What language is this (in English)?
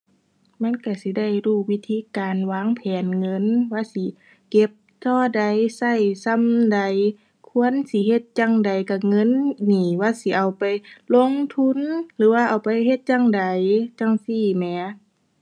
Thai